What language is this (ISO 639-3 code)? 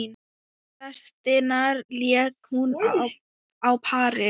isl